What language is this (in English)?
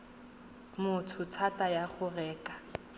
Tswana